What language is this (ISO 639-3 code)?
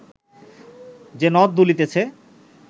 ben